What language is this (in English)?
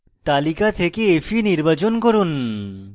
Bangla